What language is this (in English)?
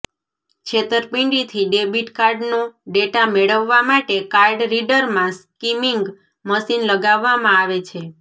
Gujarati